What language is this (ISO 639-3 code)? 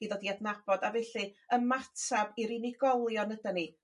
cym